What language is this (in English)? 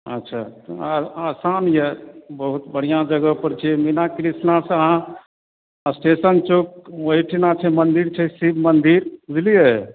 Maithili